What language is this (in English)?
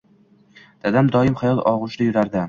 Uzbek